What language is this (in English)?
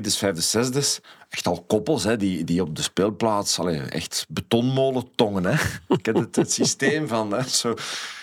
Dutch